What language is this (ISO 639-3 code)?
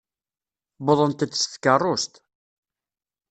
kab